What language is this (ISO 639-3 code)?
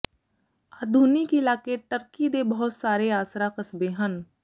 pan